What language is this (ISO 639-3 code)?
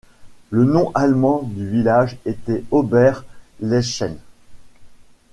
fra